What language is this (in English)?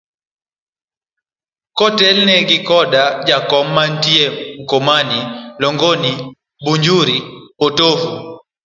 Luo (Kenya and Tanzania)